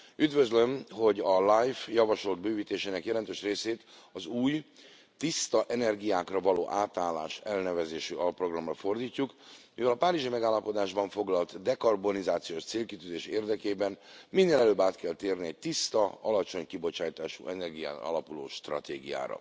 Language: Hungarian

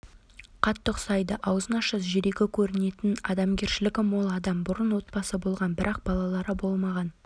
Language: Kazakh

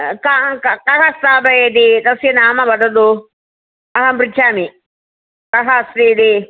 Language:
Sanskrit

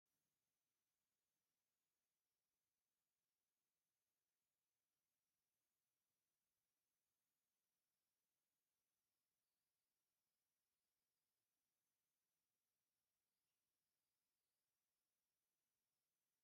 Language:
Tigrinya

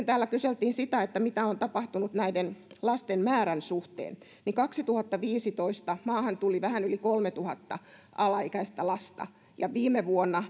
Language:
Finnish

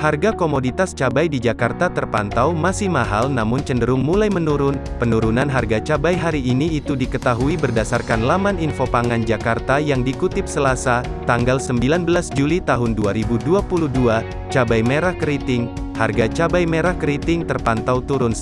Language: Indonesian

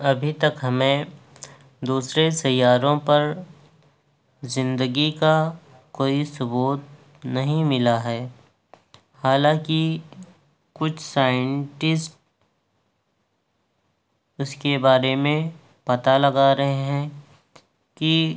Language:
Urdu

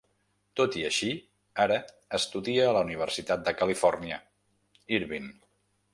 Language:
Catalan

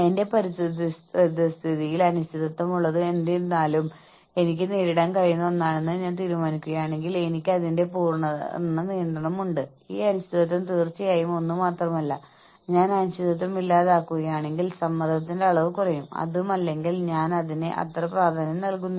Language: Malayalam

